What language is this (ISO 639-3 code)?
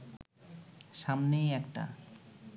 ben